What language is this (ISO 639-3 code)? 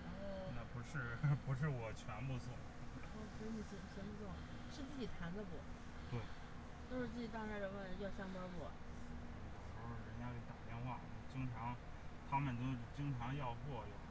zho